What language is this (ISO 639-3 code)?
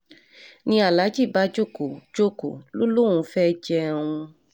yor